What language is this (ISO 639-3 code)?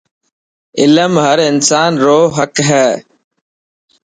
mki